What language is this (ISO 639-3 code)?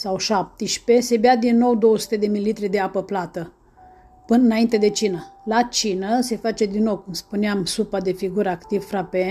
ron